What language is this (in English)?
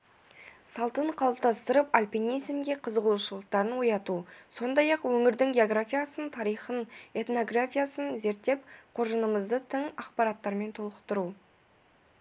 Kazakh